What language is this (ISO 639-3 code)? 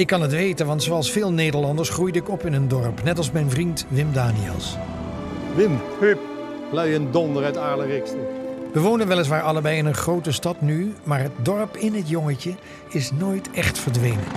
nld